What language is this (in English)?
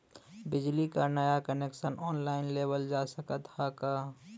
Bhojpuri